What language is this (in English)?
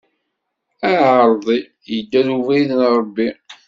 Kabyle